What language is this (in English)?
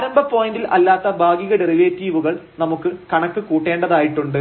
Malayalam